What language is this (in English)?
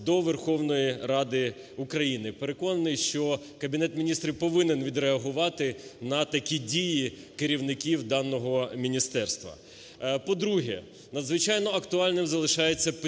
Ukrainian